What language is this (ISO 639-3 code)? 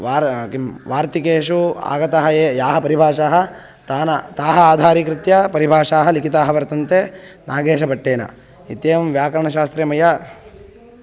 san